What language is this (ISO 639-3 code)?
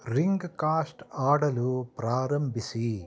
kan